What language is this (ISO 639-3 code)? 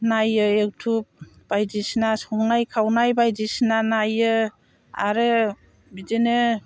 brx